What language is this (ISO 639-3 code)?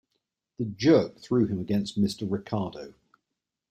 eng